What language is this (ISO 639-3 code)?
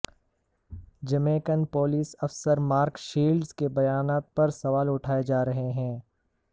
urd